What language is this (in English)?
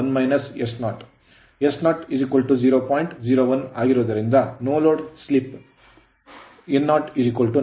Kannada